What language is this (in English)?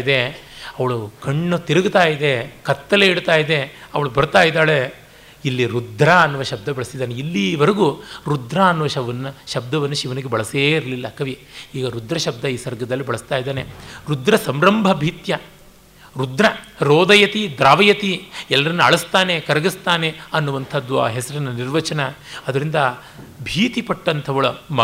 Kannada